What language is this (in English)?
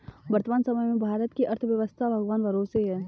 Hindi